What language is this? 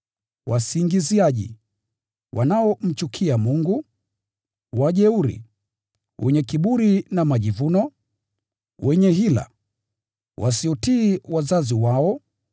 Swahili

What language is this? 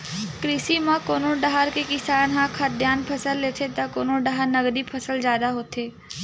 Chhattisgarhi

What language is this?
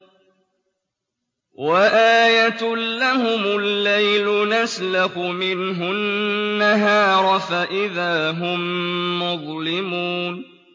Arabic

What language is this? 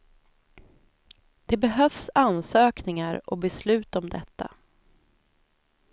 Swedish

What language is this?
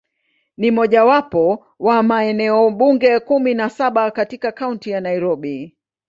Swahili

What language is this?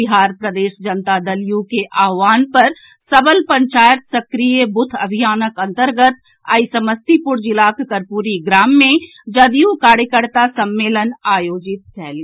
Maithili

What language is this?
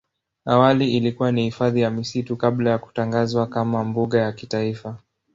Swahili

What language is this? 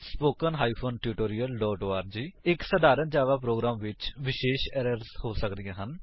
Punjabi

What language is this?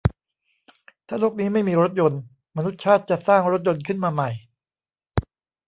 Thai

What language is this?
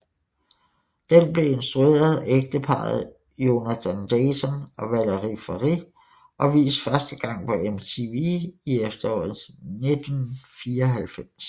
Danish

